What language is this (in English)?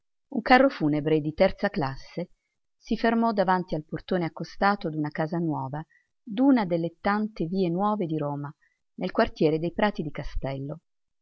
Italian